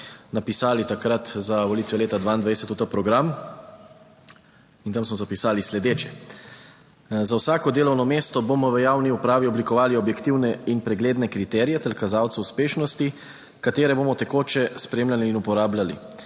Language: Slovenian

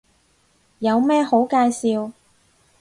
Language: Cantonese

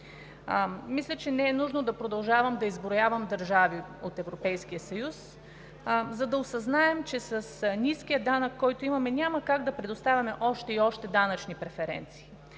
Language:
Bulgarian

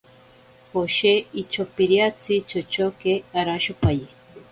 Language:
Ashéninka Perené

